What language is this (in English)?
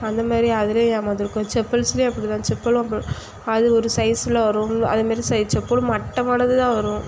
Tamil